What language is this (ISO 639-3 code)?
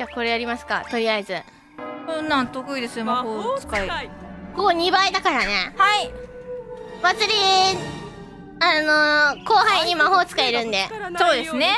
jpn